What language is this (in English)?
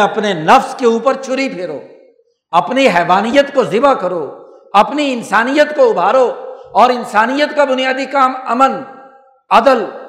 Urdu